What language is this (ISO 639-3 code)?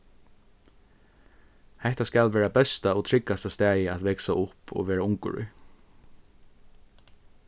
fao